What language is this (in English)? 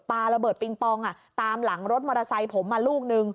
Thai